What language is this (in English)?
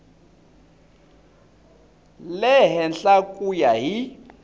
Tsonga